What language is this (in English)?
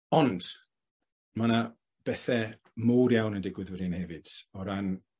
Welsh